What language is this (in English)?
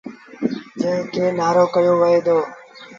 Sindhi Bhil